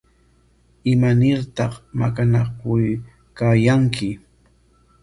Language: Corongo Ancash Quechua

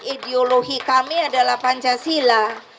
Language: Indonesian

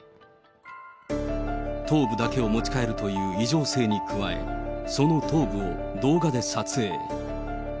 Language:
Japanese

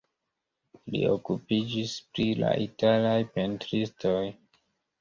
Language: Esperanto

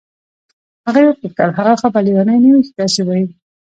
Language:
Pashto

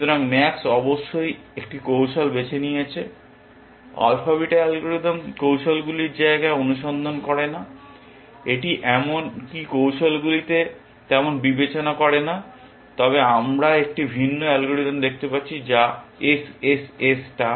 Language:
Bangla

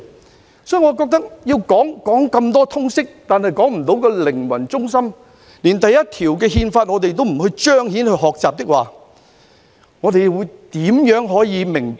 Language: Cantonese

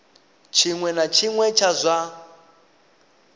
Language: Venda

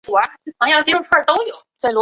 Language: Chinese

